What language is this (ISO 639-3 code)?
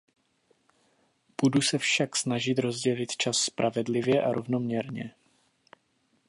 ces